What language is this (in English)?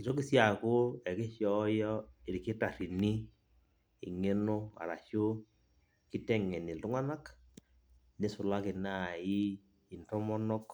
Masai